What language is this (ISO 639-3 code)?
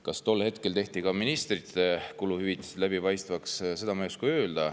est